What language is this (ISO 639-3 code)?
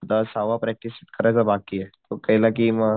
mar